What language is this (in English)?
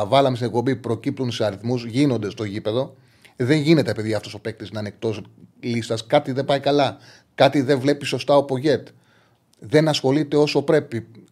Greek